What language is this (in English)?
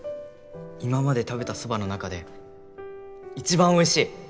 Japanese